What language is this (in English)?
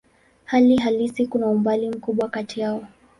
Swahili